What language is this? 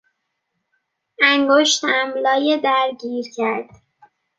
Persian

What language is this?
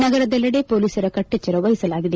Kannada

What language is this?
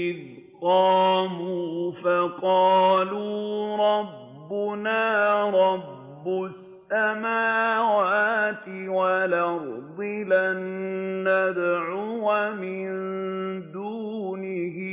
Arabic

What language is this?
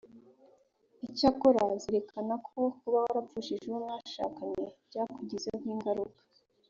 Kinyarwanda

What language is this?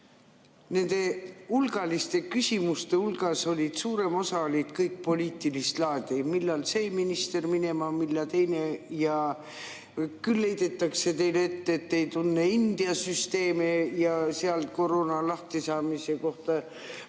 Estonian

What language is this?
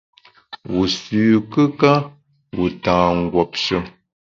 Bamun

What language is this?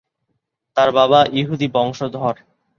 Bangla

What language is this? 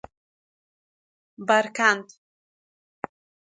Persian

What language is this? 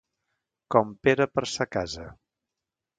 Catalan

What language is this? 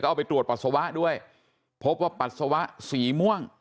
Thai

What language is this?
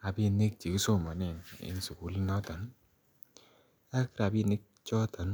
Kalenjin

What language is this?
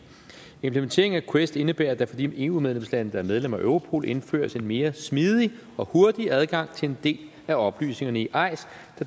Danish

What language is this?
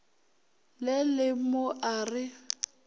Northern Sotho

